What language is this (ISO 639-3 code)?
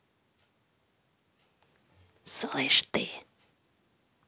rus